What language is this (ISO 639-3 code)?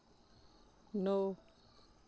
doi